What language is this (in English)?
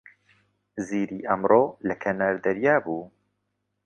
Central Kurdish